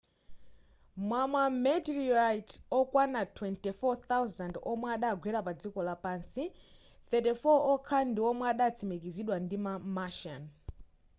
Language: Nyanja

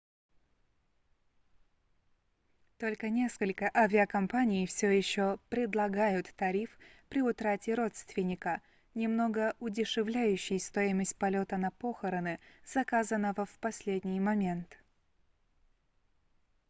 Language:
Russian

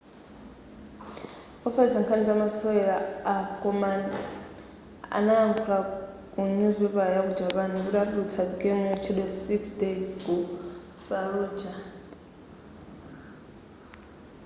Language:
Nyanja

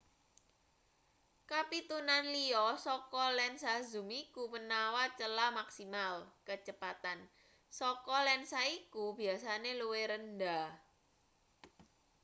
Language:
Javanese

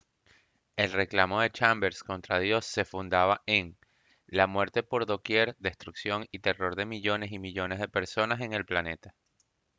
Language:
Spanish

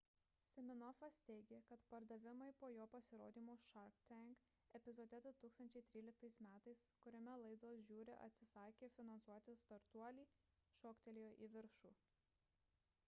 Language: Lithuanian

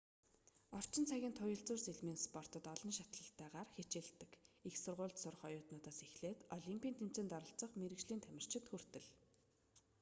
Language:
Mongolian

